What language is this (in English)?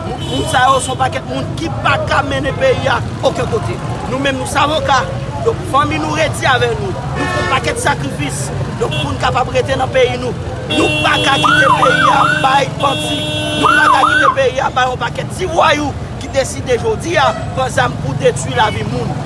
French